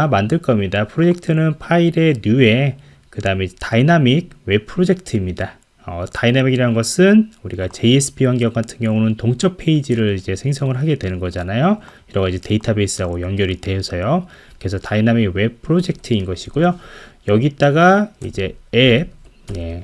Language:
Korean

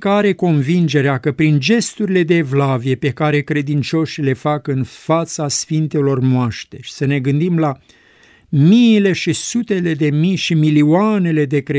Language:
Romanian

